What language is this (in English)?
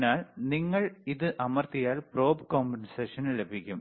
Malayalam